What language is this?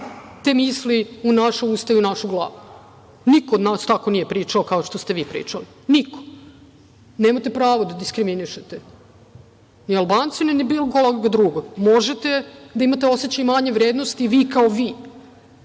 Serbian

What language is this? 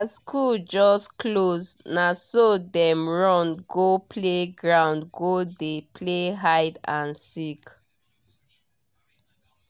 Nigerian Pidgin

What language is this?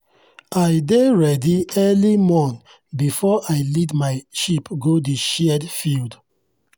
Nigerian Pidgin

